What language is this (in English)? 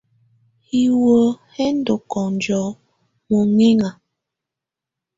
Tunen